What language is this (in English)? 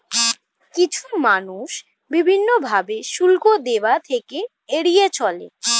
Bangla